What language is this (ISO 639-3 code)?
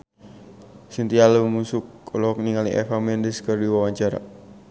sun